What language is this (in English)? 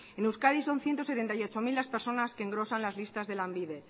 Spanish